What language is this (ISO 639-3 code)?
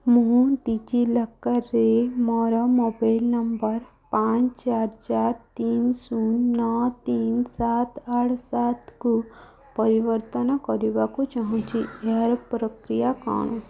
ori